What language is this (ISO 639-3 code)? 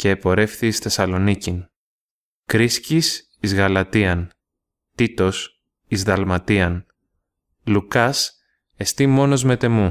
ell